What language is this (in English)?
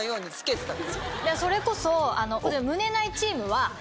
Japanese